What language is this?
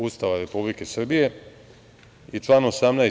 Serbian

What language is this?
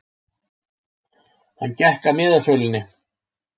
Icelandic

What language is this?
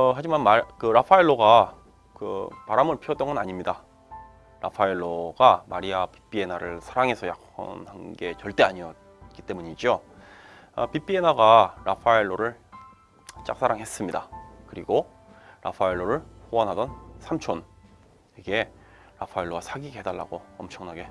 Korean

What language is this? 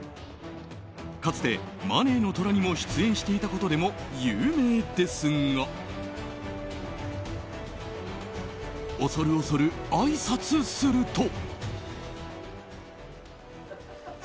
Japanese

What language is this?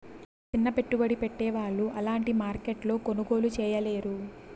Telugu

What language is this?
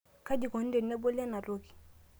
Masai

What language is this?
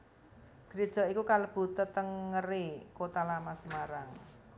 Javanese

